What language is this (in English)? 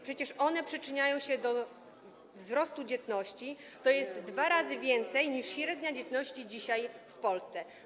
Polish